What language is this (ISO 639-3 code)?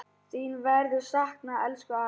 isl